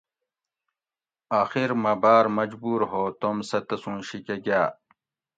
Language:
Gawri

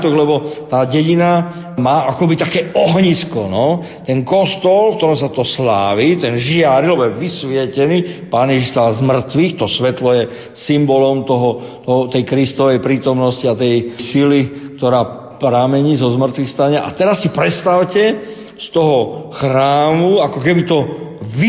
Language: Slovak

